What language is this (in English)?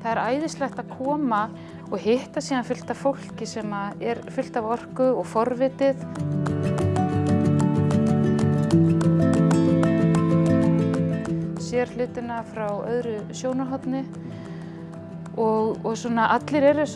Dutch